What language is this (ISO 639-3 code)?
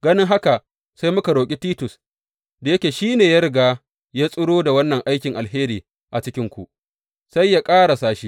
hau